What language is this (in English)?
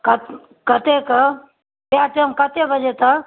Maithili